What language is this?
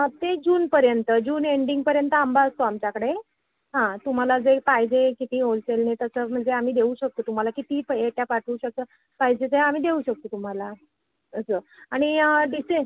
Marathi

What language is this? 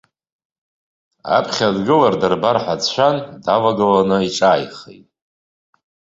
Abkhazian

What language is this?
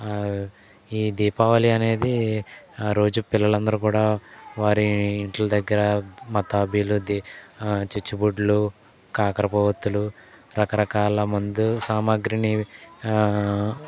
Telugu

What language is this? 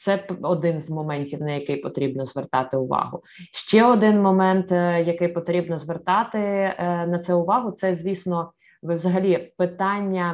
Ukrainian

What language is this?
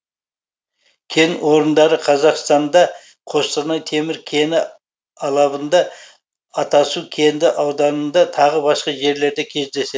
Kazakh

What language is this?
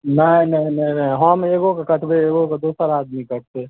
Maithili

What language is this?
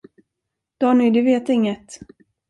Swedish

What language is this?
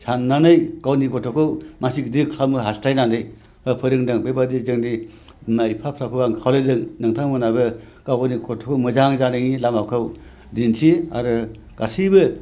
Bodo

